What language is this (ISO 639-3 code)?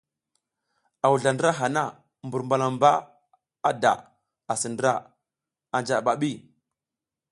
giz